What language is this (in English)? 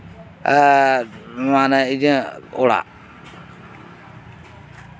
Santali